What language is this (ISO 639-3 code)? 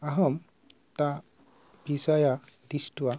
san